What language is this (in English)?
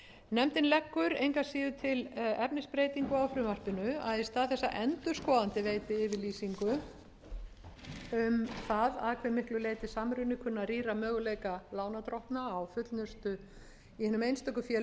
Icelandic